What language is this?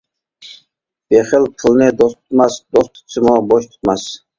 Uyghur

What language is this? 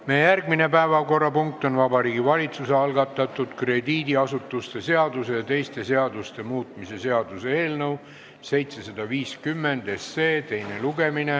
Estonian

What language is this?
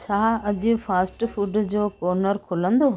Sindhi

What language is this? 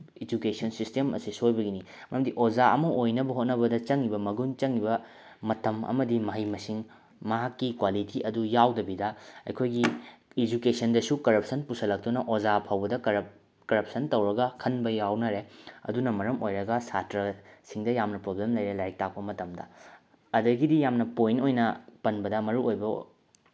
Manipuri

